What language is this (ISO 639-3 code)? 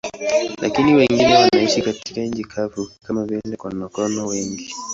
swa